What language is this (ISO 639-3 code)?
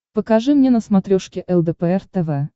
rus